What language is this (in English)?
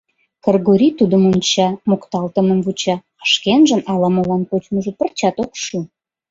Mari